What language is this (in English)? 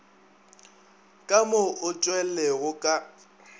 Northern Sotho